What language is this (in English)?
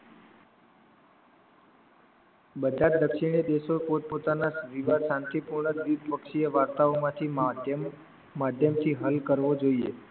Gujarati